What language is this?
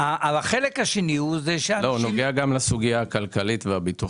Hebrew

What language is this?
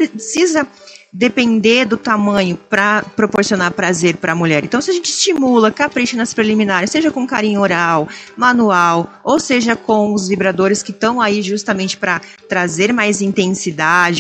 Portuguese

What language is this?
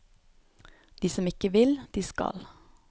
Norwegian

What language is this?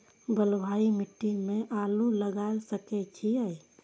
Maithili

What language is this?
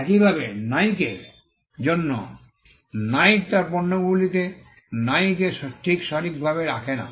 Bangla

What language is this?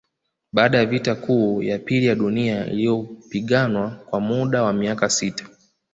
Swahili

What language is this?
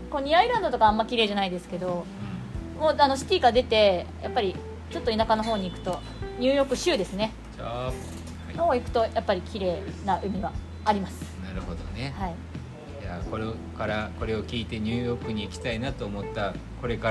Japanese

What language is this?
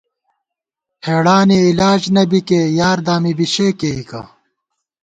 Gawar-Bati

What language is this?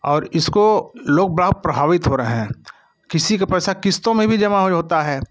Hindi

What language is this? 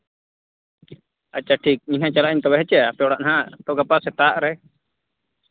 Santali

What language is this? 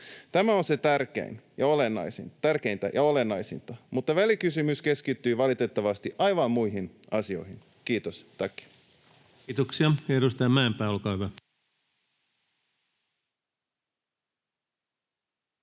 Finnish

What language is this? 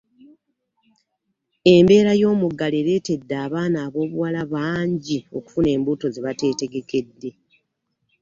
Ganda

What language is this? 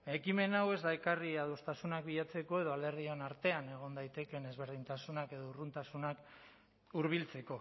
Basque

